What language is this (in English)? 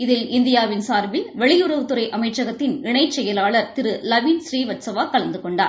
Tamil